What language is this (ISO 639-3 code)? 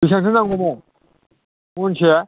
brx